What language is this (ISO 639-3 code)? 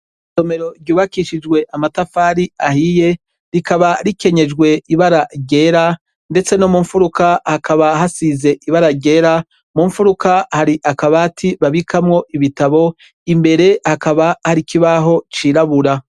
run